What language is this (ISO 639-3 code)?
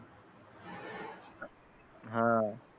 mar